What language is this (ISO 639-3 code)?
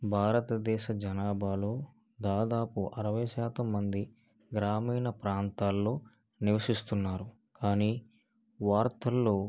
tel